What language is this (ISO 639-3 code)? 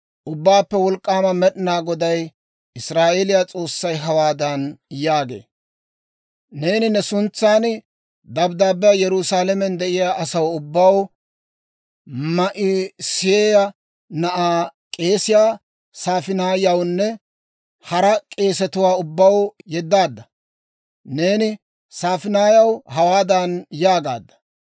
dwr